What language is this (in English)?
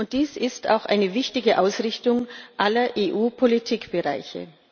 German